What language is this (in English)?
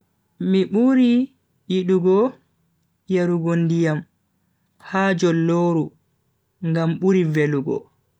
Bagirmi Fulfulde